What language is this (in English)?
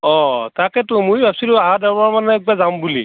Assamese